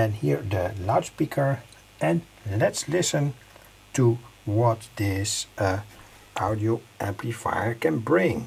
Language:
Dutch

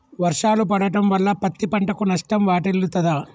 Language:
Telugu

